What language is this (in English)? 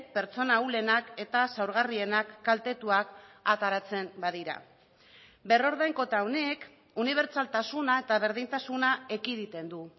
Basque